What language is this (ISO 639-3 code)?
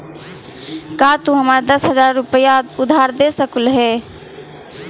mag